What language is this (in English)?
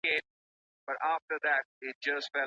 Pashto